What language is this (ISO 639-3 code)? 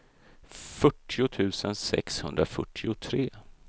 swe